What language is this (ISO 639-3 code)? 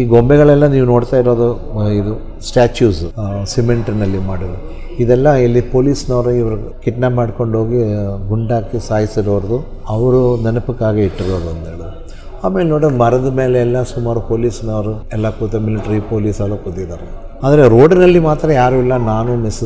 kan